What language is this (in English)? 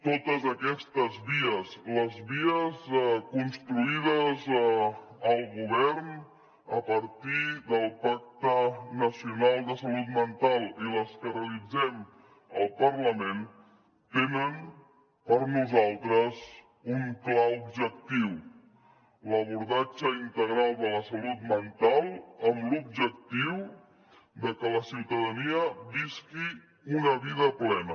Catalan